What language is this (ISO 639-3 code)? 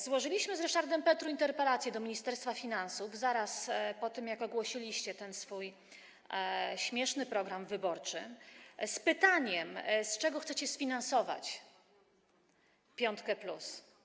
pol